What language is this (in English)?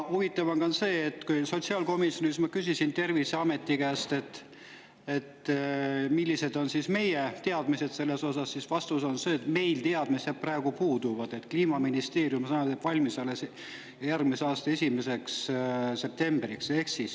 Estonian